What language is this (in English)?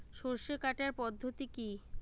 Bangla